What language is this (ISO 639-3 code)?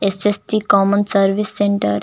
bho